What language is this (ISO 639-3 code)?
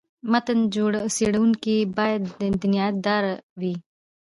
pus